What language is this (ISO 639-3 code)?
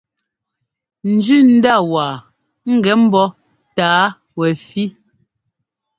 jgo